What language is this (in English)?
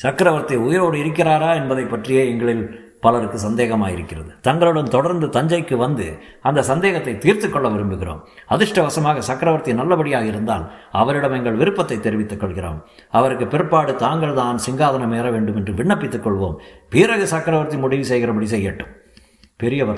Tamil